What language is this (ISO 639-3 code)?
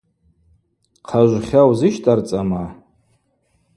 abq